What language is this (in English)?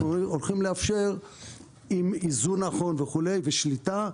Hebrew